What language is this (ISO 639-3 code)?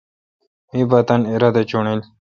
xka